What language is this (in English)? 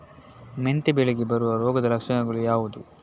Kannada